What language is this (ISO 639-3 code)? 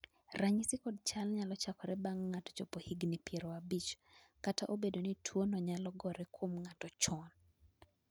luo